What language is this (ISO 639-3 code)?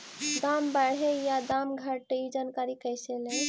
mag